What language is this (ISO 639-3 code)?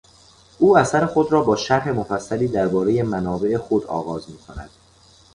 fas